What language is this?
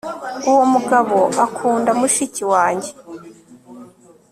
Kinyarwanda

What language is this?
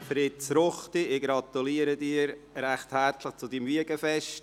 Swiss German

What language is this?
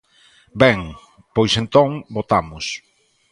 Galician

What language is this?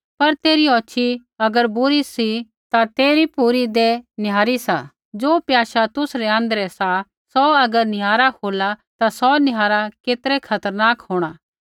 Kullu Pahari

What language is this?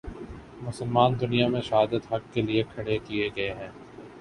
Urdu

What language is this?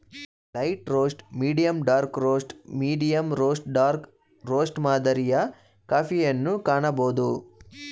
Kannada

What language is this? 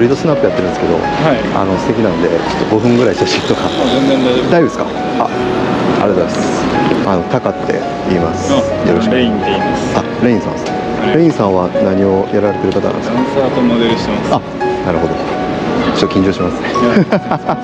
Japanese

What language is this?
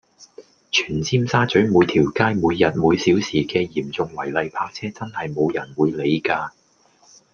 Cantonese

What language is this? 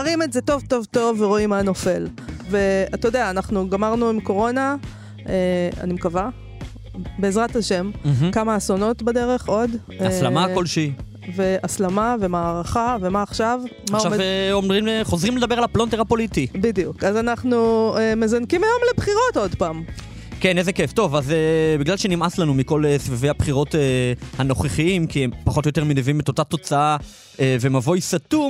Hebrew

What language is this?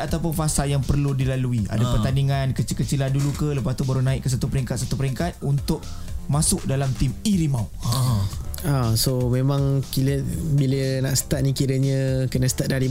Malay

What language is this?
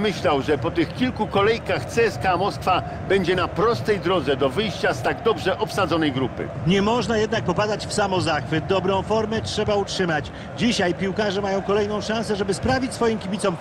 Polish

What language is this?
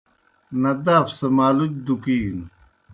Kohistani Shina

